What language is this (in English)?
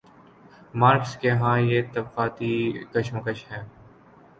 Urdu